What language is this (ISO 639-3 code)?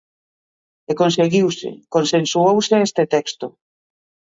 glg